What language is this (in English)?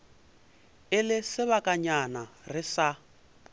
Northern Sotho